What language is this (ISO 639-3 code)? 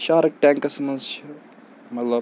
kas